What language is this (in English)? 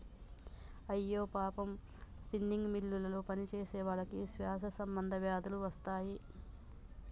Telugu